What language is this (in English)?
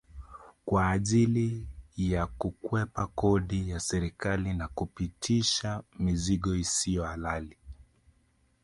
Swahili